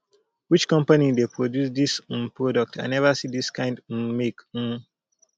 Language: Nigerian Pidgin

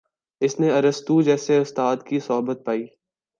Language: Urdu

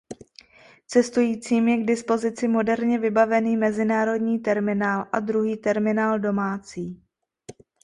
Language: Czech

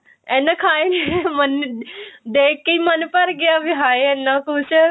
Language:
Punjabi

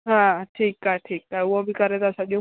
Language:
Sindhi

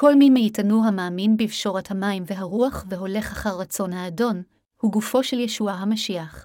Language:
Hebrew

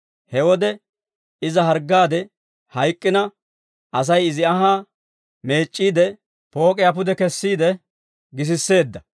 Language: Dawro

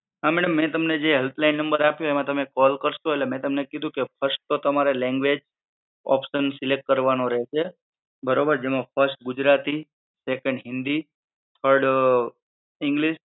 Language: Gujarati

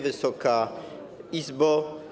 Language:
Polish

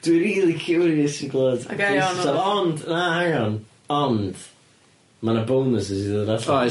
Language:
Welsh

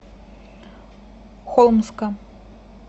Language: Russian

